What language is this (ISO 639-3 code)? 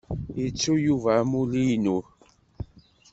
kab